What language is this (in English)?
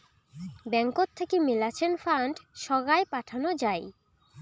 Bangla